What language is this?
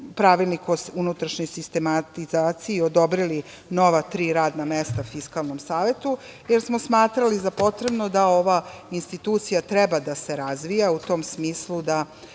Serbian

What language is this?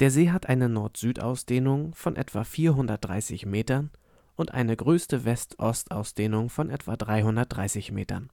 German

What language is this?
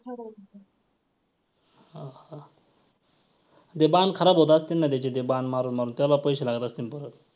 Marathi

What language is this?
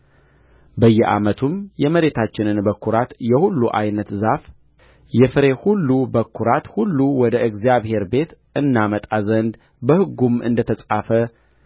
Amharic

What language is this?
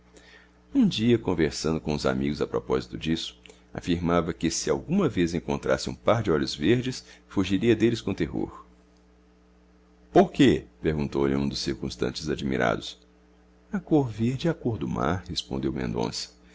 Portuguese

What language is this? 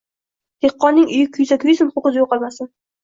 Uzbek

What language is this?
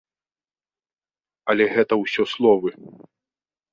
Belarusian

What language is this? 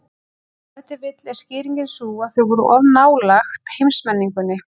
Icelandic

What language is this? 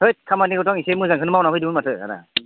Bodo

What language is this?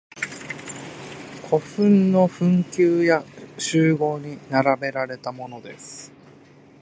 Japanese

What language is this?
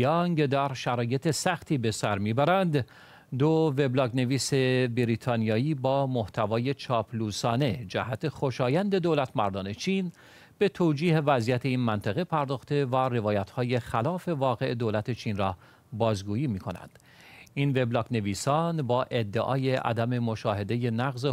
Persian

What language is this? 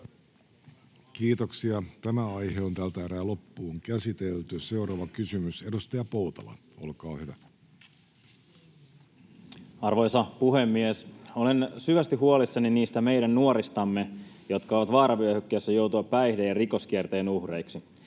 Finnish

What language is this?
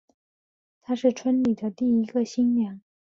Chinese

